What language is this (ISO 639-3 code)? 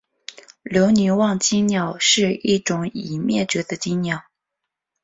zho